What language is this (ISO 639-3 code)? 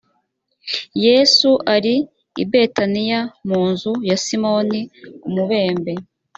kin